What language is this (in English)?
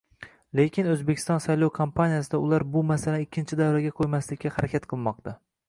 Uzbek